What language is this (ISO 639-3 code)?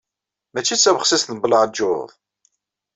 kab